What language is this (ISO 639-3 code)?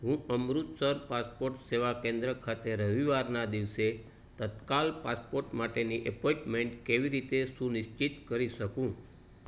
guj